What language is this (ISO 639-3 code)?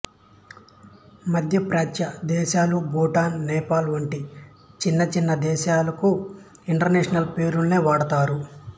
tel